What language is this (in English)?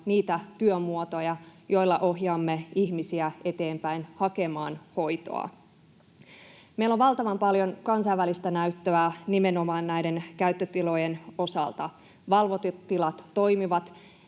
Finnish